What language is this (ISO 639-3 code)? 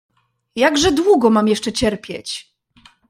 pol